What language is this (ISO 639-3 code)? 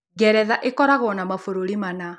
kik